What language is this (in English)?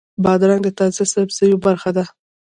Pashto